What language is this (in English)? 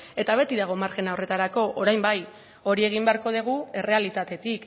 Basque